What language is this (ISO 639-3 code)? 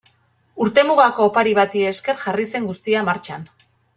eus